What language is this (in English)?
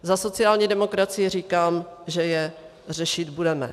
Czech